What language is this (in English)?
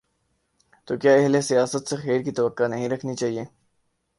Urdu